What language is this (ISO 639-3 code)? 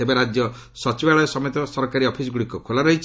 ori